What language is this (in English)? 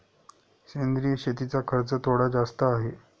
Marathi